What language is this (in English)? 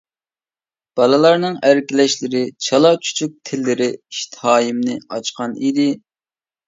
Uyghur